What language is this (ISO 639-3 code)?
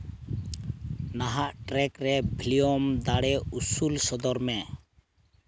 sat